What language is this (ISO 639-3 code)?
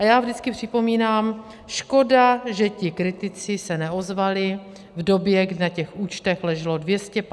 ces